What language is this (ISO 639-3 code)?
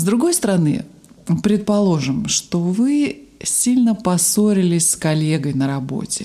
rus